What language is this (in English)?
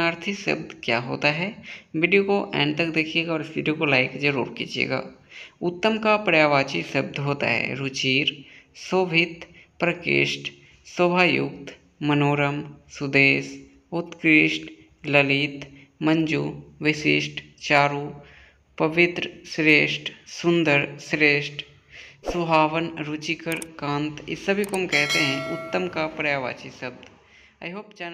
Hindi